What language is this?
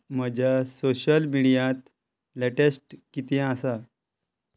Konkani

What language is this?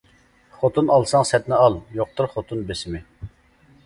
Uyghur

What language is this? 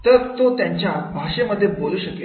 Marathi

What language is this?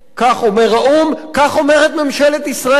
Hebrew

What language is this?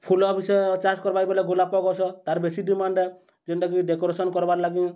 Odia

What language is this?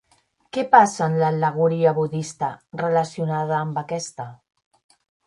Catalan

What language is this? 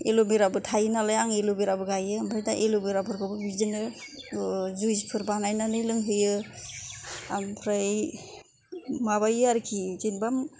Bodo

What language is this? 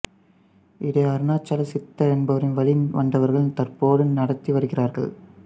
Tamil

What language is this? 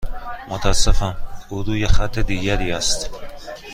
Persian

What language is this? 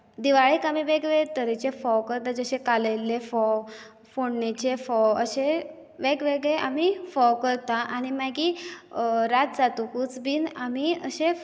Konkani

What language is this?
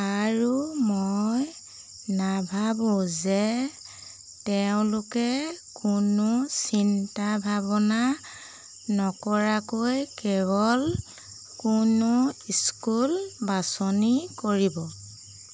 Assamese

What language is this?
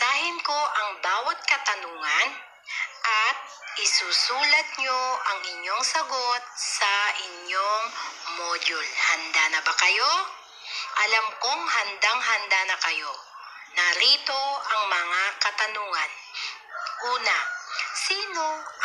Filipino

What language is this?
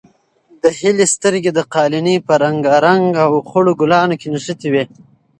Pashto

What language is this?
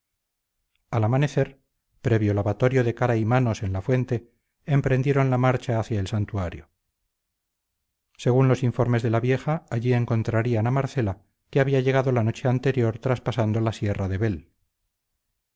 Spanish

